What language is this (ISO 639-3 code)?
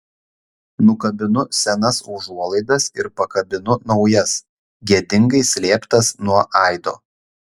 lit